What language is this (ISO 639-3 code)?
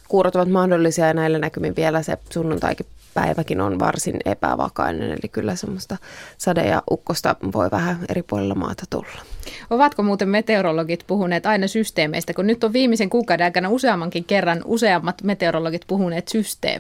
fin